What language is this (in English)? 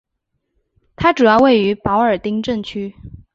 Chinese